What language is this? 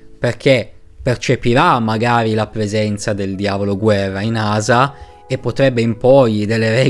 Italian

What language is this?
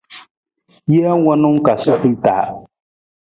Nawdm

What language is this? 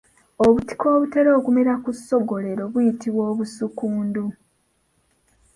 Ganda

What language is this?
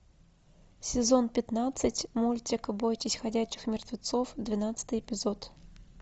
Russian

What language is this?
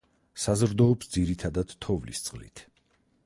Georgian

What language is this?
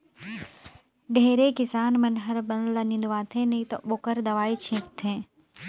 Chhattisgarhi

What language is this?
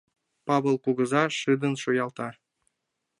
Mari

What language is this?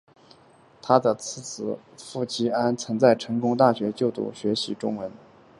Chinese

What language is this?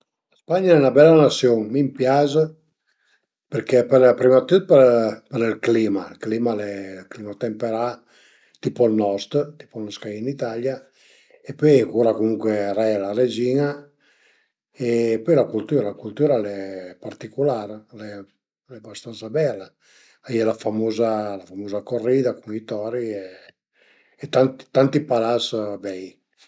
Piedmontese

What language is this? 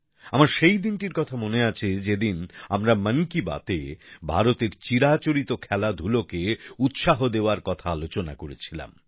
Bangla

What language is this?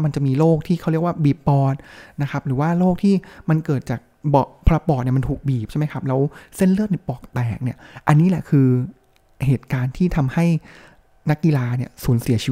Thai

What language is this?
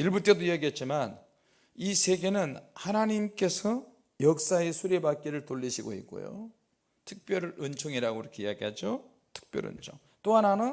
Korean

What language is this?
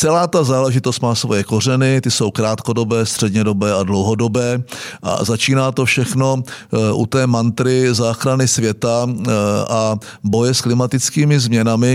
Czech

